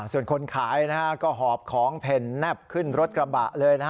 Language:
Thai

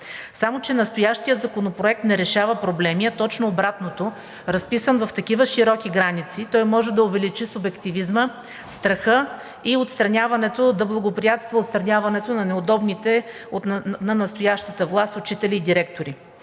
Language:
Bulgarian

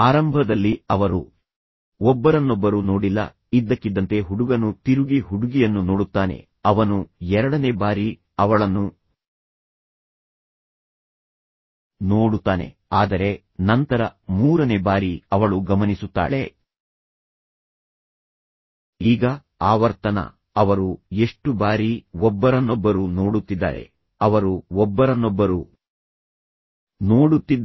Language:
Kannada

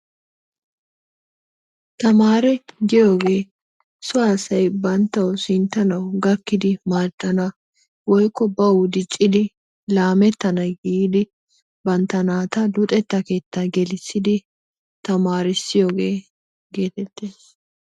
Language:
Wolaytta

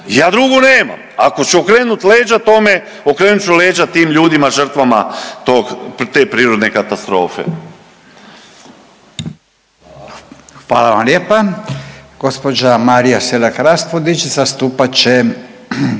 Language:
Croatian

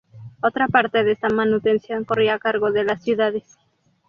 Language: Spanish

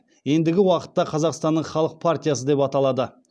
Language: Kazakh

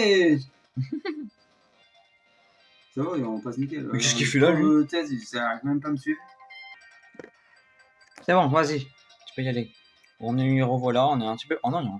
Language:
French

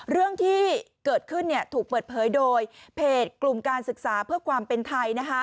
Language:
Thai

